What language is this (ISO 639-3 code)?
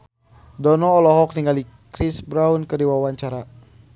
sun